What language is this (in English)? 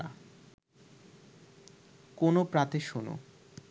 Bangla